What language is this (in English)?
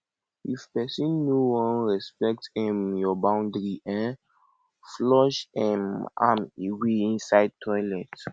Nigerian Pidgin